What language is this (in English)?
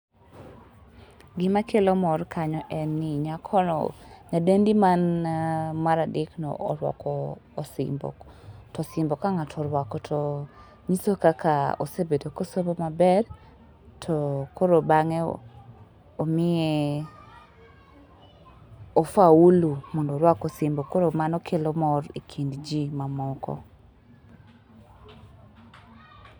Luo (Kenya and Tanzania)